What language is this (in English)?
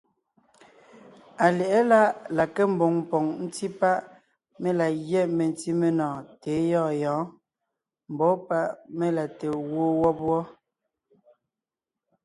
Ngiemboon